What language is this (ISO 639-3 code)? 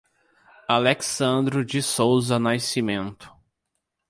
por